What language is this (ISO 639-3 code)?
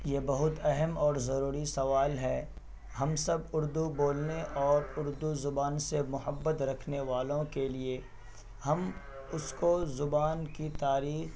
urd